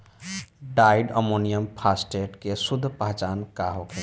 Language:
Bhojpuri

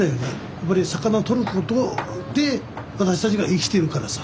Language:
Japanese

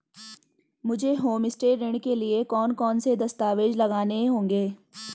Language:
Hindi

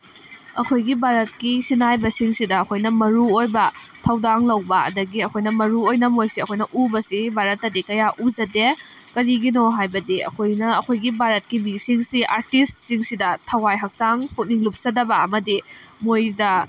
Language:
Manipuri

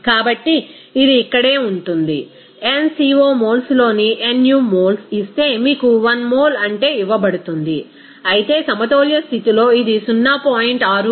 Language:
Telugu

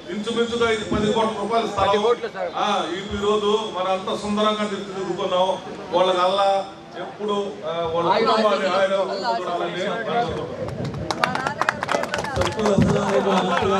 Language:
Telugu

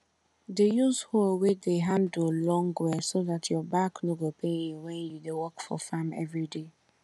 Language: Nigerian Pidgin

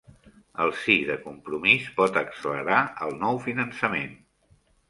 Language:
Catalan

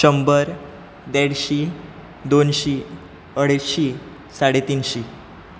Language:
Konkani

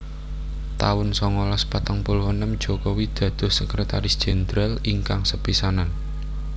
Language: Javanese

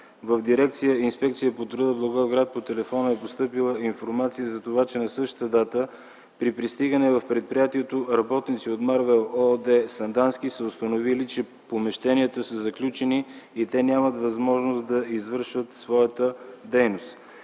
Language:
Bulgarian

